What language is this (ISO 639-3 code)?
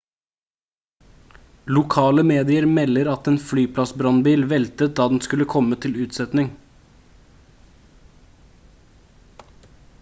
nob